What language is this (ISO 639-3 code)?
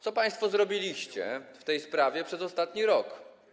pol